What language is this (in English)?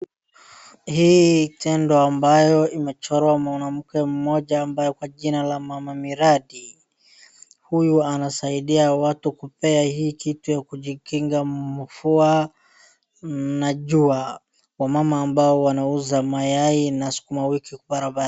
Swahili